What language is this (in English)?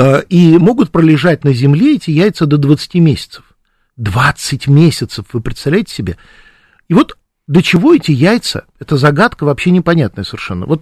Russian